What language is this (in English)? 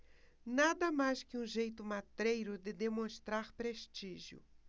Portuguese